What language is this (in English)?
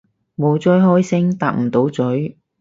Cantonese